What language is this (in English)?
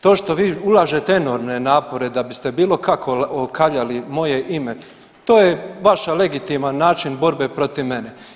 Croatian